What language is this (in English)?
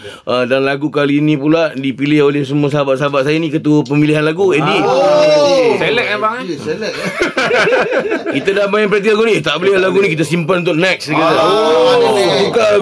Malay